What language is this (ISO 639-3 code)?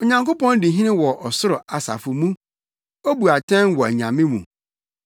aka